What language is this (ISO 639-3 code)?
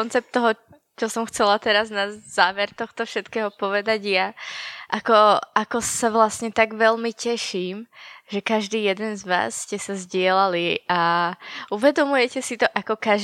slk